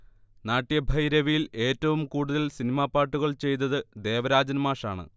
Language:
Malayalam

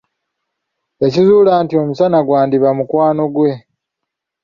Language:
Ganda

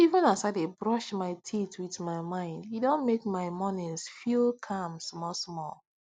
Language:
Nigerian Pidgin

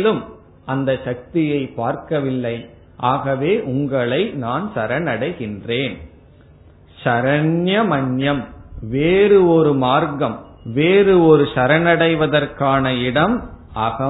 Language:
Tamil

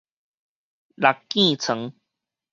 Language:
Min Nan Chinese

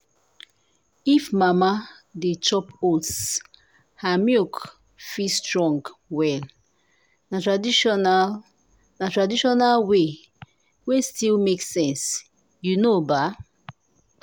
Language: Nigerian Pidgin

